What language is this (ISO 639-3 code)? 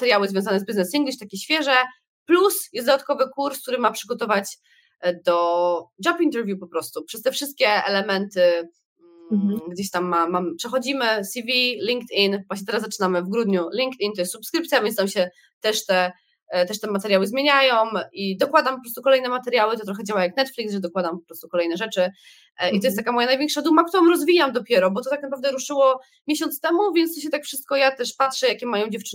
pol